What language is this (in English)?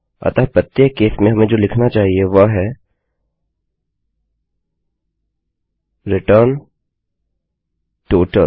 Hindi